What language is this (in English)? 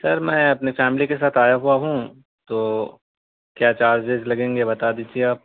Urdu